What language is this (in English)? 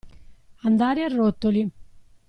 Italian